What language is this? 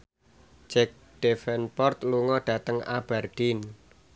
Javanese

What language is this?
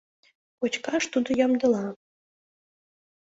Mari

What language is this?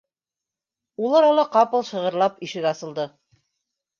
Bashkir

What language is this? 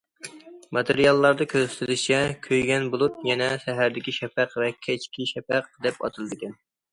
Uyghur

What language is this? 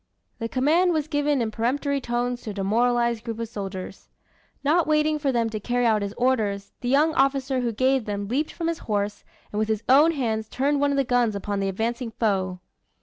English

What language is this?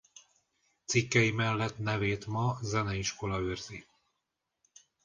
Hungarian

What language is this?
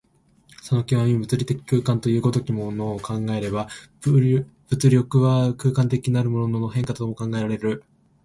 Japanese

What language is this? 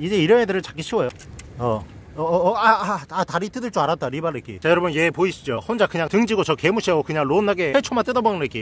Korean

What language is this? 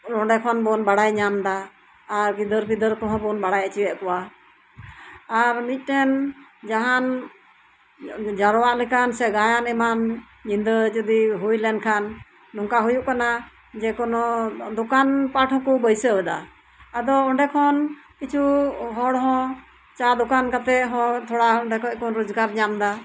Santali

